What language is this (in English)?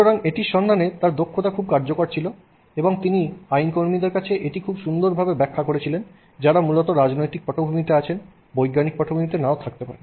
Bangla